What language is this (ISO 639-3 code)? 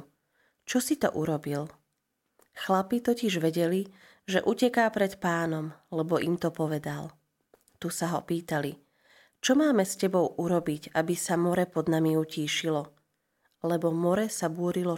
slk